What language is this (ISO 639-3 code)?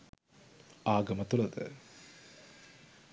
sin